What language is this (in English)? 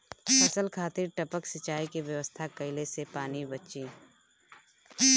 Bhojpuri